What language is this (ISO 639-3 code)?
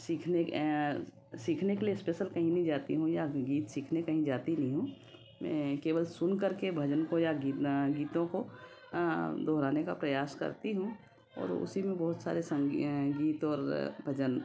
hin